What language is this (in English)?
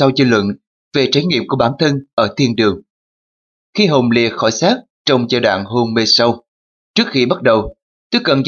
Vietnamese